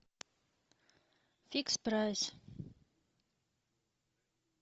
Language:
Russian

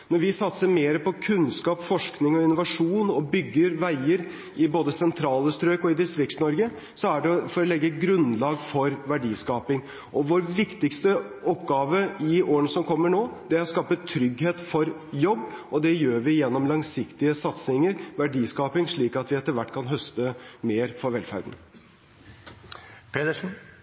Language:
Norwegian Bokmål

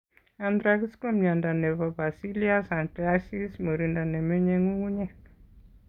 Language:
Kalenjin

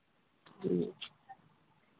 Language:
Santali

